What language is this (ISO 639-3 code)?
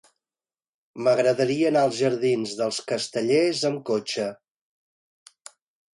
cat